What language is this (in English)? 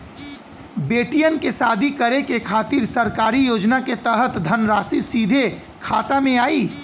Bhojpuri